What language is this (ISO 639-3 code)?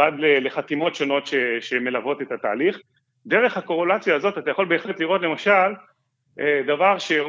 heb